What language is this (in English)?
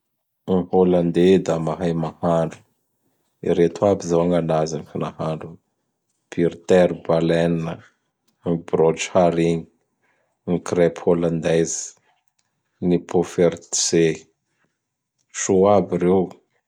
Bara Malagasy